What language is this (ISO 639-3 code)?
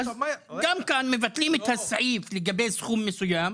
heb